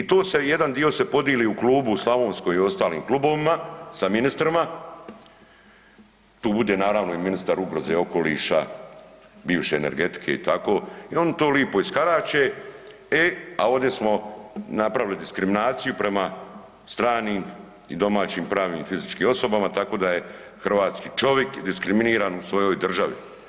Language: Croatian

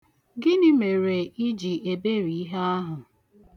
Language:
Igbo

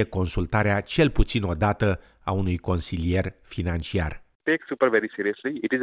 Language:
Romanian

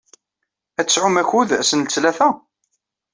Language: Kabyle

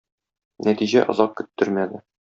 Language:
Tatar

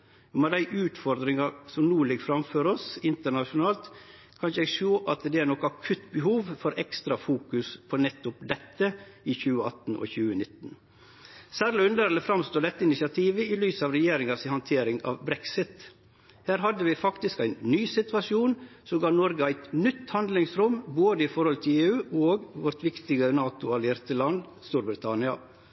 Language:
Norwegian Nynorsk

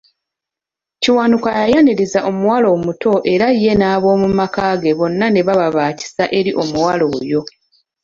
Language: Ganda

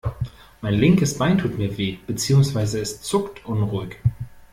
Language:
German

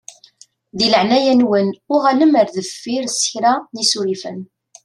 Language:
Kabyle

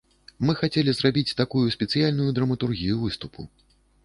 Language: Belarusian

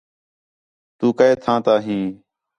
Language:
Khetrani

